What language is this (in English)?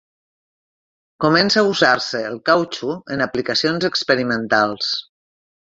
Catalan